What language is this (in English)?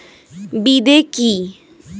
Bangla